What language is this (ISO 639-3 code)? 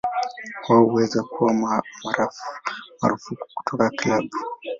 swa